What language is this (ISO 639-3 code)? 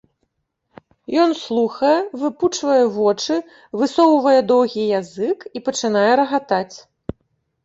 bel